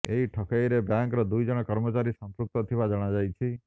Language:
Odia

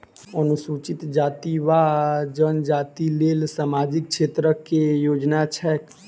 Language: Maithili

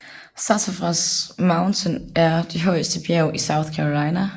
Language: Danish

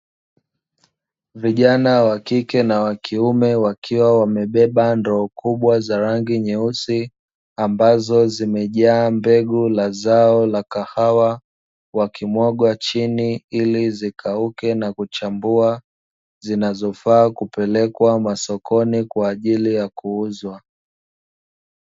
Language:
Swahili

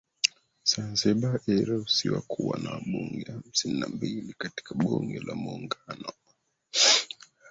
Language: Swahili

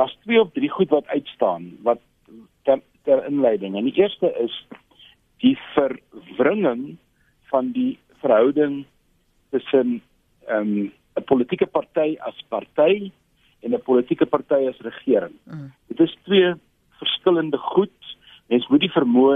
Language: Dutch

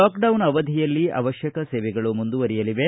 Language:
Kannada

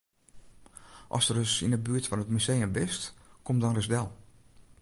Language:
Western Frisian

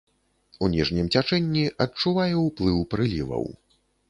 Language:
Belarusian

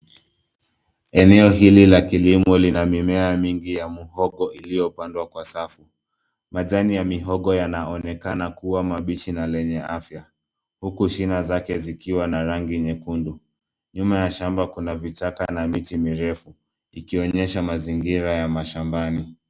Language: Swahili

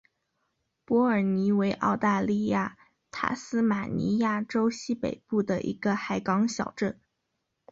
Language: Chinese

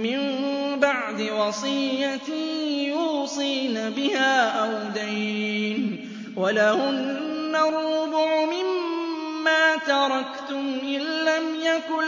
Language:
Arabic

